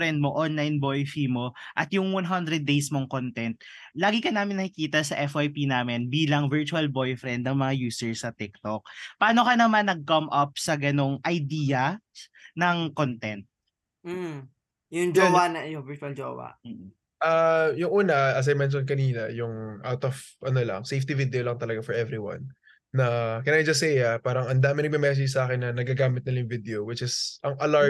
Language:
Filipino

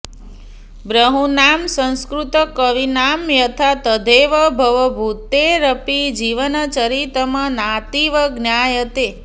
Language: Sanskrit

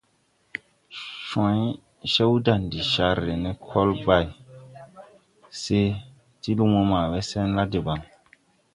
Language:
Tupuri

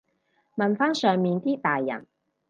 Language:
Cantonese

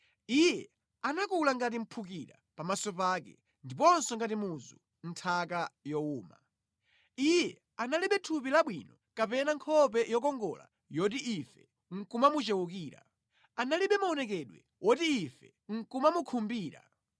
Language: Nyanja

